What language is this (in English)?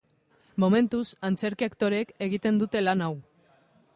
Basque